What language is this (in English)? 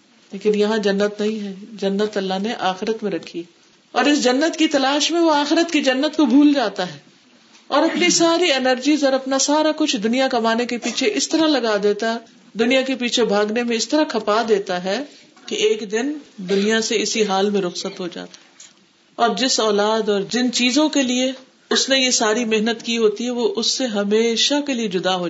Urdu